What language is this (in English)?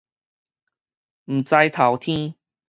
Min Nan Chinese